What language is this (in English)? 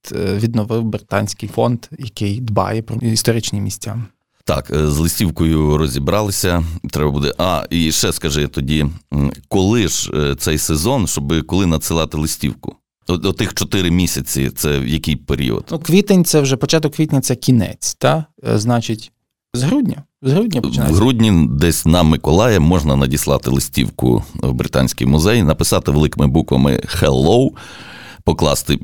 Ukrainian